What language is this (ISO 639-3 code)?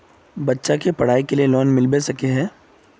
mag